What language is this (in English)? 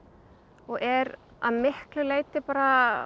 Icelandic